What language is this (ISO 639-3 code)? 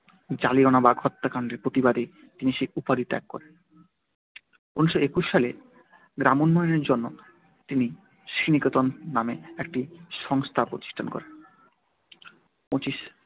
ben